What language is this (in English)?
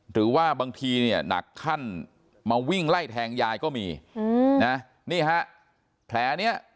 Thai